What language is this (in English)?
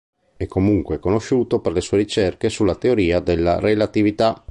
Italian